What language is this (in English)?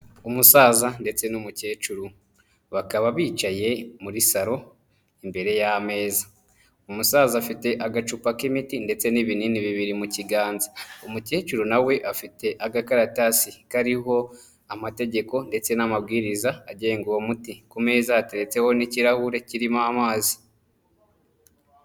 Kinyarwanda